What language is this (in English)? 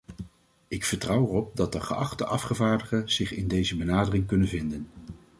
Dutch